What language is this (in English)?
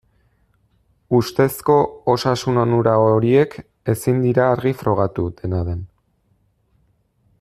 Basque